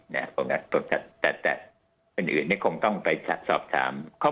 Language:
Thai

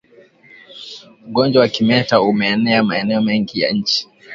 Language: Swahili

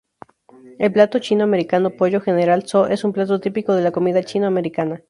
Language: Spanish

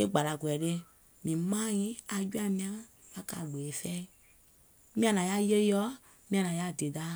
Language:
Gola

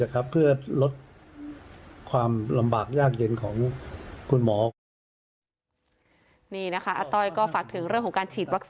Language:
Thai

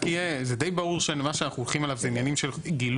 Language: Hebrew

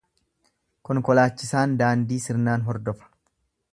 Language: Oromo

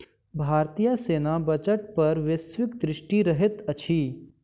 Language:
Maithili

